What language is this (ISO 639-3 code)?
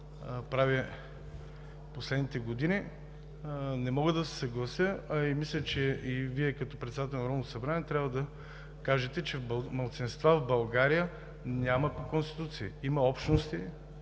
bul